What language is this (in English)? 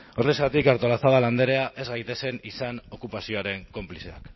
Basque